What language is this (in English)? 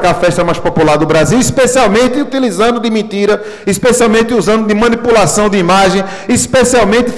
Portuguese